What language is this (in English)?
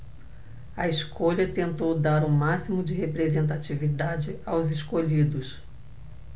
Portuguese